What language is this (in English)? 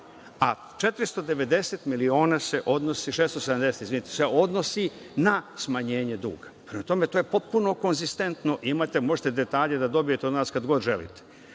Serbian